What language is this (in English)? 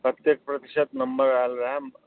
Maithili